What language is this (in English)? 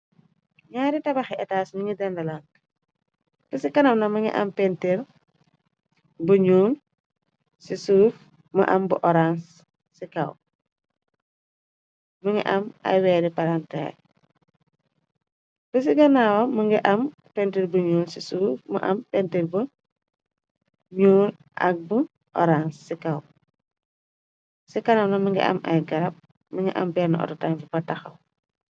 Wolof